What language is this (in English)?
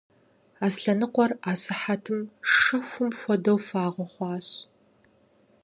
Kabardian